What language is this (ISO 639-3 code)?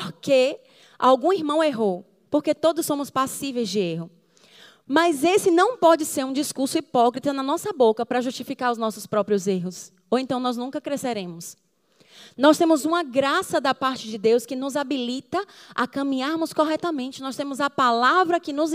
por